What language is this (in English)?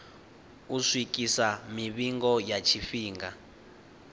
Venda